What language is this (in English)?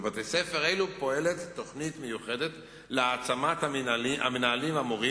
Hebrew